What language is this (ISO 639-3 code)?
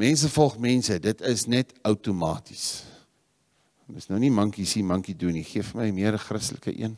nld